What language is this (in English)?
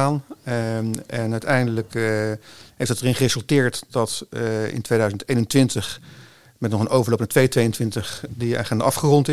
Dutch